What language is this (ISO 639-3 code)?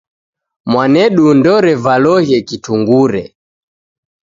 dav